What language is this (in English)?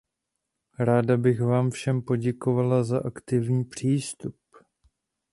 Czech